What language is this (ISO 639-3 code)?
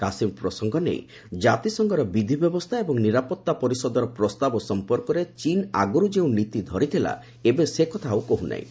ori